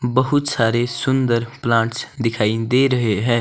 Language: Hindi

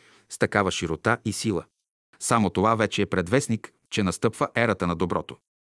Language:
Bulgarian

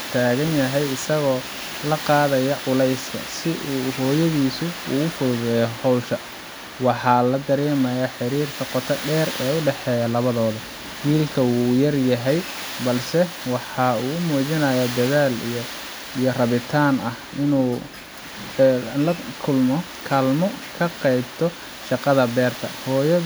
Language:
Somali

